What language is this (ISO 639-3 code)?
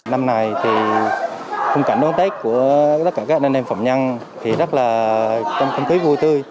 vie